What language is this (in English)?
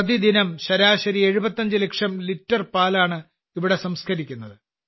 Malayalam